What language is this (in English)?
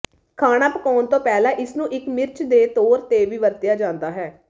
Punjabi